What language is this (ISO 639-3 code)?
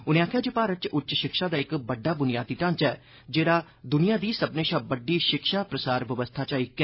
doi